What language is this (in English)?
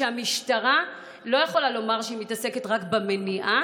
Hebrew